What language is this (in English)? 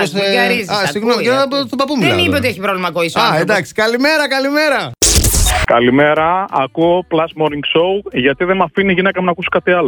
Greek